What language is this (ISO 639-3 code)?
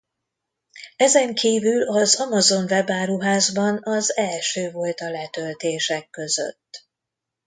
hun